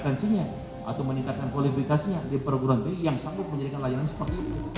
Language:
Indonesian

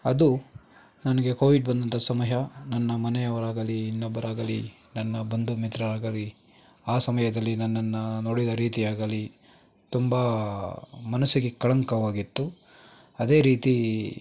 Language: Kannada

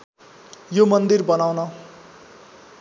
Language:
Nepali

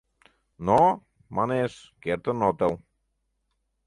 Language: Mari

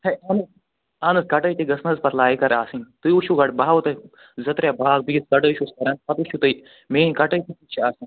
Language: Kashmiri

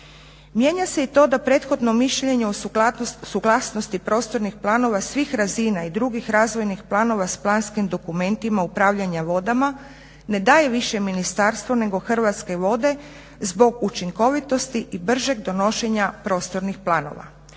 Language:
Croatian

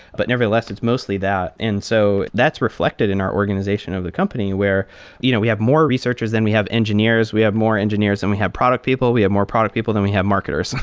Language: English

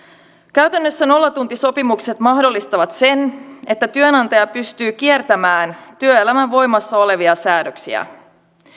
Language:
Finnish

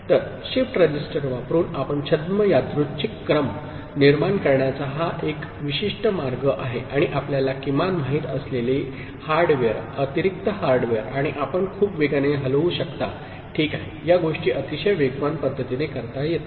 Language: Marathi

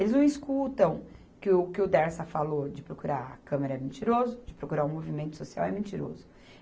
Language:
Portuguese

